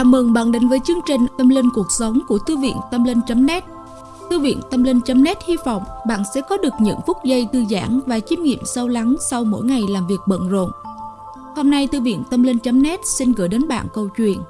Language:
Vietnamese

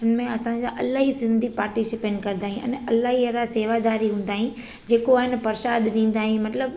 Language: Sindhi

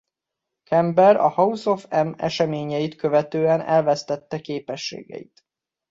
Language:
Hungarian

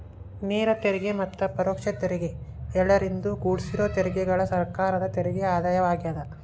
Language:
Kannada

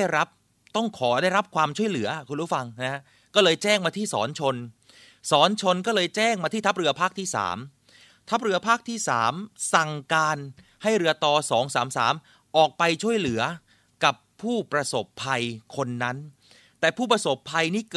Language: Thai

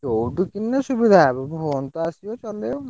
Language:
Odia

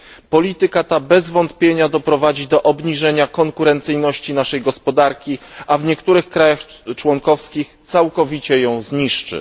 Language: Polish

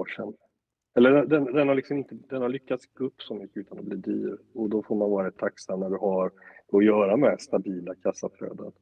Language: Swedish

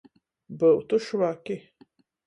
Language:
Latgalian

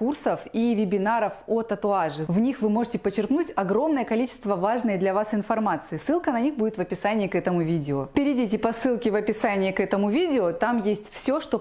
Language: Russian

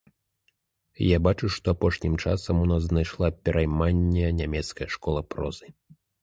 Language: Belarusian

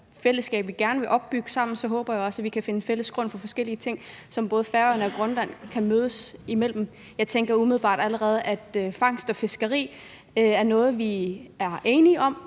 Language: Danish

